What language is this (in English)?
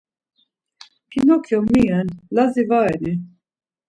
Laz